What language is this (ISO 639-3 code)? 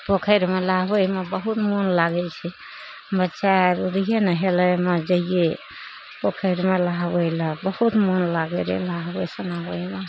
mai